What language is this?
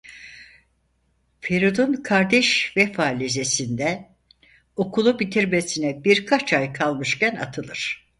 Turkish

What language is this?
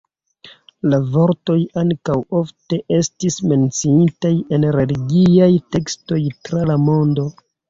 Esperanto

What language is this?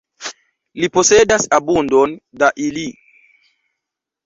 Esperanto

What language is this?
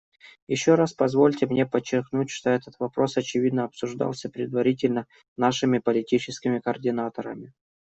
Russian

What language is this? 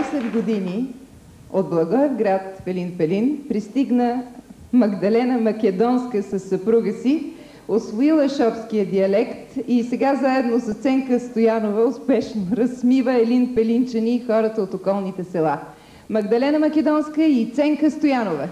Bulgarian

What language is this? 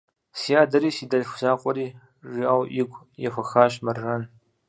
Kabardian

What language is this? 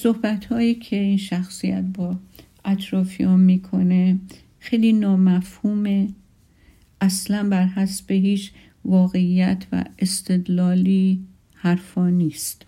Persian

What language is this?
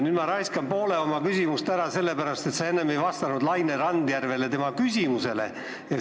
Estonian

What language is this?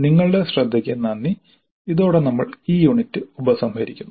Malayalam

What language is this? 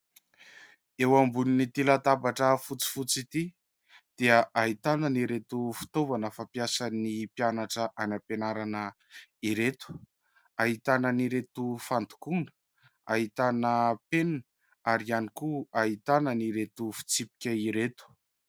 Malagasy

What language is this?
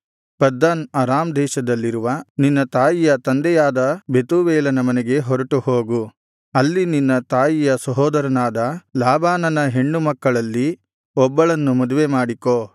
Kannada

